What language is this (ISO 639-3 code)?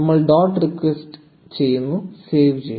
mal